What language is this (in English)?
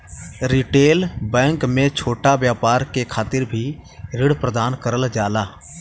Bhojpuri